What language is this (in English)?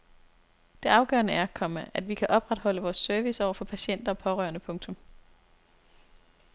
Danish